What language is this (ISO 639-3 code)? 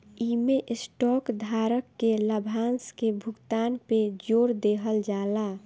bho